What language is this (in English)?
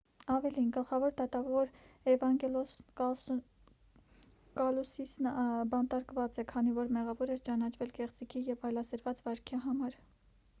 Armenian